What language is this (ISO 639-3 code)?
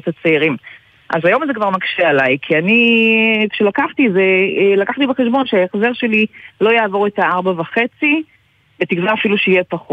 heb